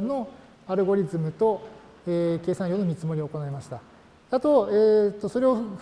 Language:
Japanese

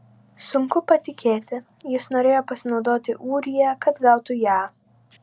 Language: Lithuanian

